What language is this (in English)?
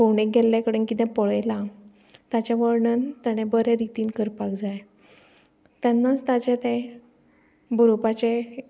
Konkani